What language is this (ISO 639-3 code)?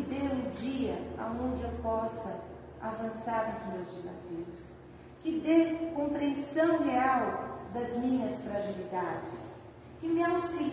por